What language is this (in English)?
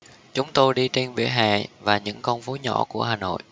Vietnamese